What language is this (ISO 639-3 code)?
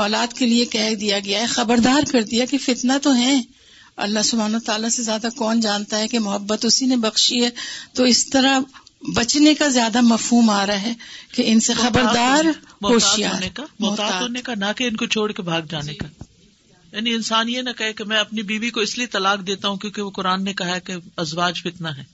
urd